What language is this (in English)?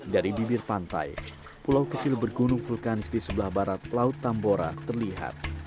Indonesian